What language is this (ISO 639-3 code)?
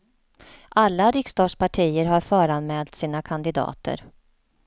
swe